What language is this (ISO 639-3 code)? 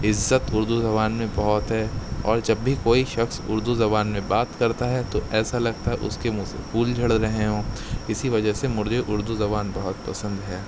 urd